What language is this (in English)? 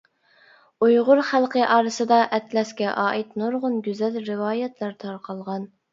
Uyghur